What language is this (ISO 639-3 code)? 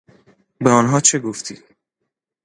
fas